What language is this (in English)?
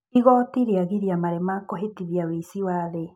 Kikuyu